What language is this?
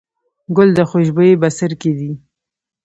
Pashto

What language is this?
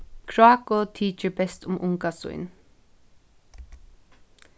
Faroese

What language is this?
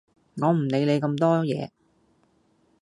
Cantonese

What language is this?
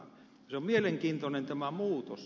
Finnish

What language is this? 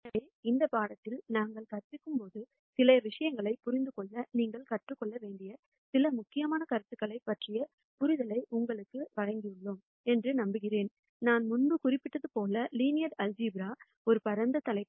Tamil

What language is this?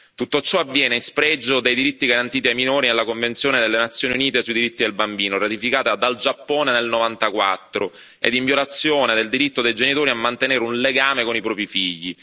Italian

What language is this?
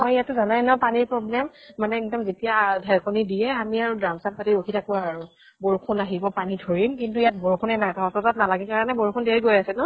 Assamese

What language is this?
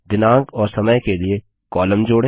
Hindi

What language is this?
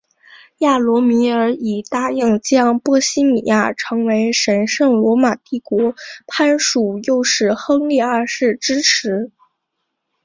Chinese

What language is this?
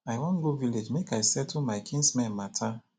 Nigerian Pidgin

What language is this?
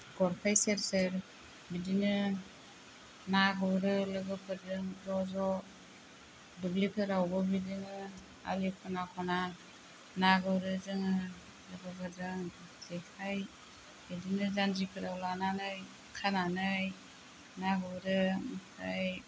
Bodo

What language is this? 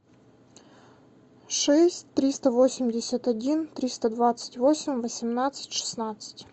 Russian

